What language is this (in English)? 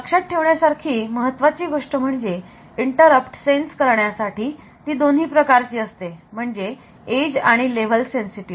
Marathi